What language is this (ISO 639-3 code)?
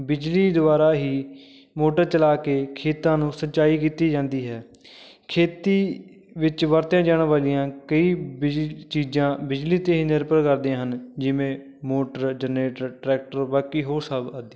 pan